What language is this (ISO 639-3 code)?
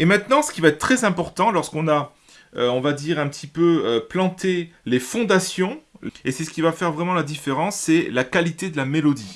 fra